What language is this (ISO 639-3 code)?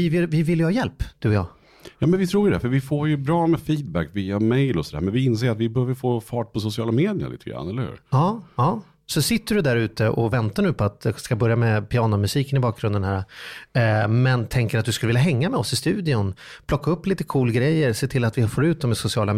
swe